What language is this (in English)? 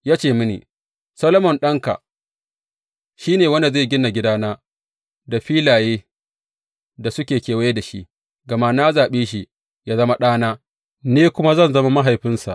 Hausa